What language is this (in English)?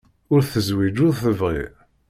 Kabyle